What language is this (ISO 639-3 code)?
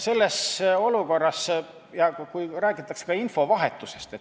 est